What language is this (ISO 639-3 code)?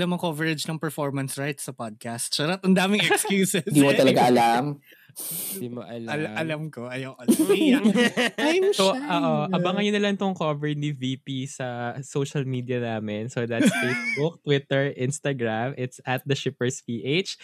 fil